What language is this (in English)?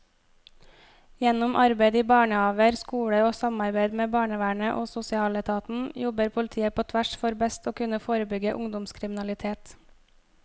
Norwegian